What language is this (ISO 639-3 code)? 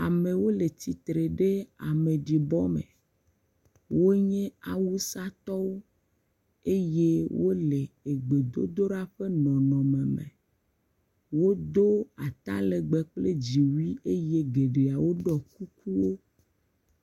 ewe